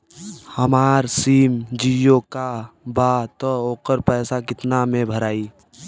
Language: Bhojpuri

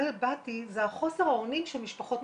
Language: Hebrew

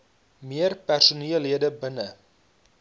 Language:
Afrikaans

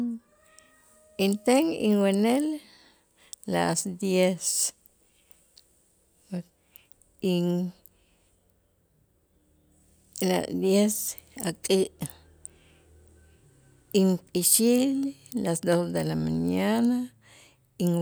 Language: Itzá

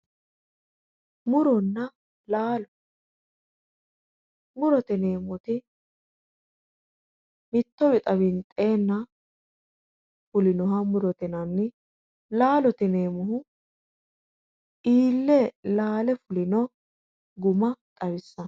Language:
Sidamo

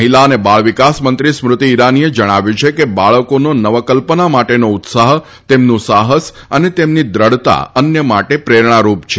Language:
Gujarati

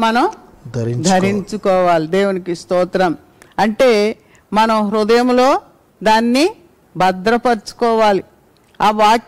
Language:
Telugu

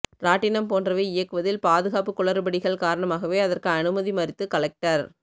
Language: Tamil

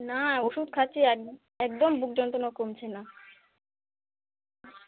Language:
Bangla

